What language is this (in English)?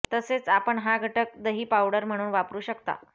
Marathi